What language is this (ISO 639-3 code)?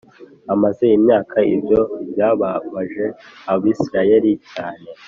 kin